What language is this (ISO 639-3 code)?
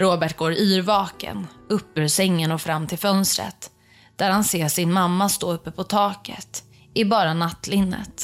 swe